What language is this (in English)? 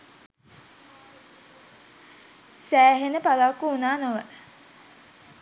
Sinhala